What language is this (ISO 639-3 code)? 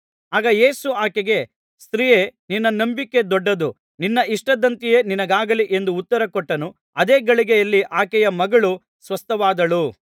kan